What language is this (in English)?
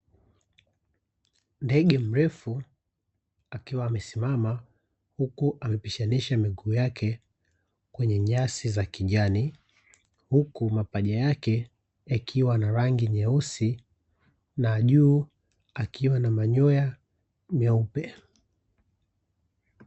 Swahili